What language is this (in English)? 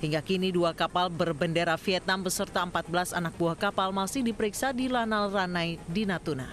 Indonesian